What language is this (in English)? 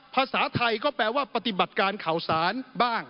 Thai